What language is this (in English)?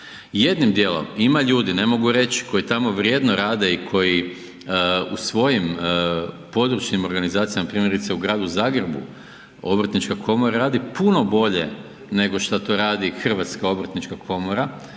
Croatian